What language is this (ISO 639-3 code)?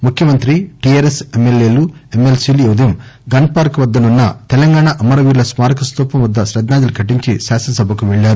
tel